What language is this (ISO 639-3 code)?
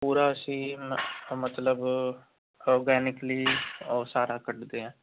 pan